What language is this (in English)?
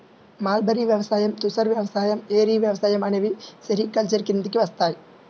Telugu